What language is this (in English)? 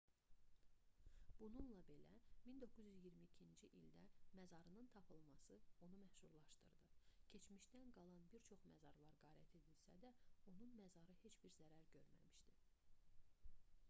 Azerbaijani